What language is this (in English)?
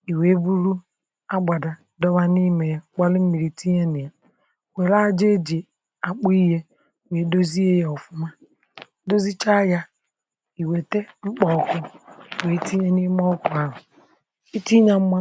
Igbo